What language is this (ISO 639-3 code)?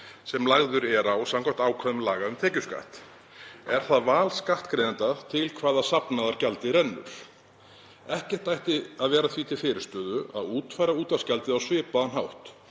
isl